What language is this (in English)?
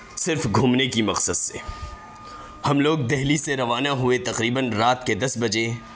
Urdu